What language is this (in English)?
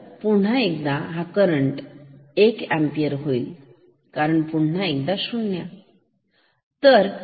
Marathi